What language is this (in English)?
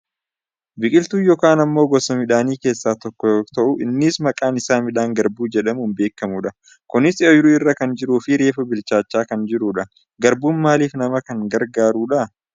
Oromo